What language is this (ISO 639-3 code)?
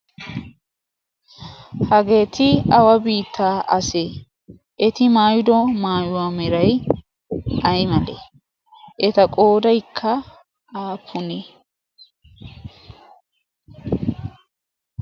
wal